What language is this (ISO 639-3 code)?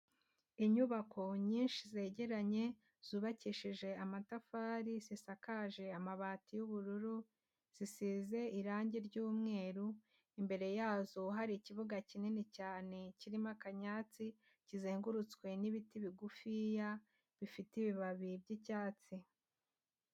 kin